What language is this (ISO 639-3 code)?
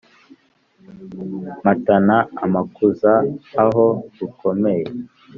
kin